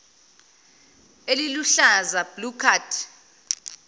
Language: Zulu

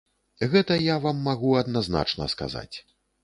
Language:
Belarusian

